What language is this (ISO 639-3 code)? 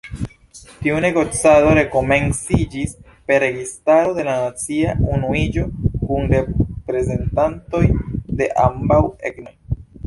epo